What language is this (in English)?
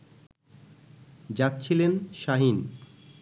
Bangla